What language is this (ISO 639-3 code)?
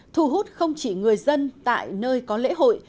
vie